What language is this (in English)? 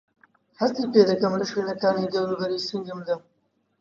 Central Kurdish